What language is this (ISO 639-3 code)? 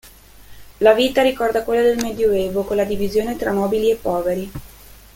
ita